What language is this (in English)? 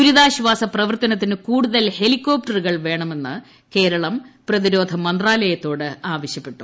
Malayalam